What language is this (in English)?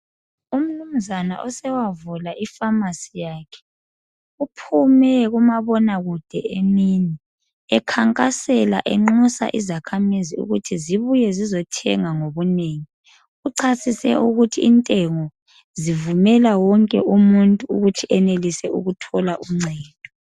North Ndebele